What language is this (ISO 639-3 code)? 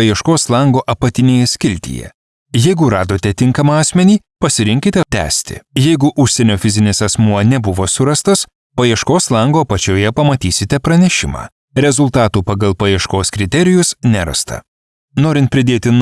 lit